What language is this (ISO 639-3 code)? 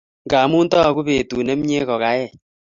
kln